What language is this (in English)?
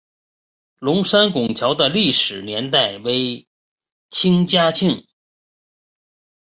Chinese